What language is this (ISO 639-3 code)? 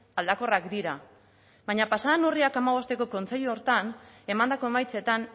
eus